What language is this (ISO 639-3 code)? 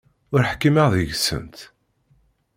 kab